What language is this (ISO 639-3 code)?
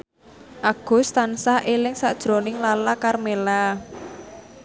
jav